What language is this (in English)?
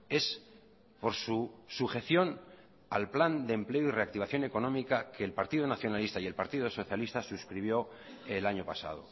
Spanish